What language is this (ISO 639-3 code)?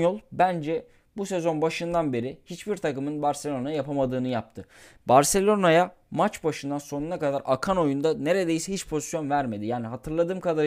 tur